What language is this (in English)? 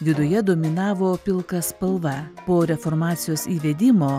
Lithuanian